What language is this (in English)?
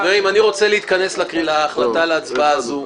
Hebrew